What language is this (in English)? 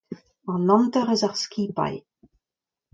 Breton